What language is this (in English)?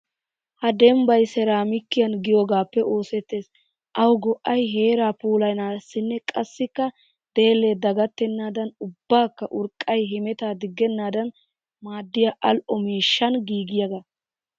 Wolaytta